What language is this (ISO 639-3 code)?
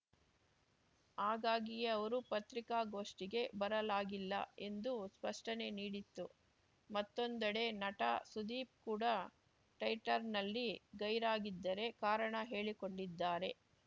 kan